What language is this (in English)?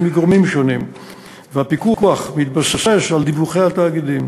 Hebrew